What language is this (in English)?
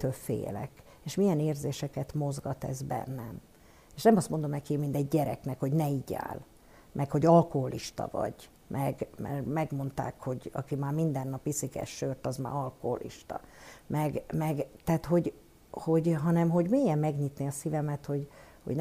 Hungarian